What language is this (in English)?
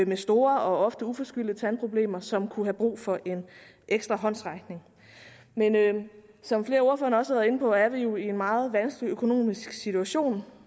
Danish